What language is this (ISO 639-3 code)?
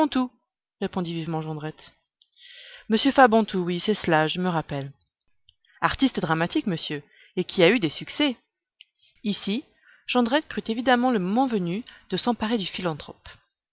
fra